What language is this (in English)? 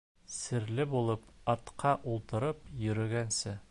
Bashkir